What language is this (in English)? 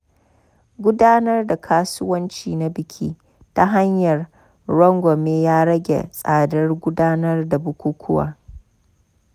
Hausa